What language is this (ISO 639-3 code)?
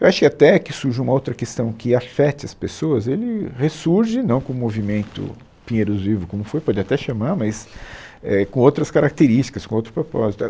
por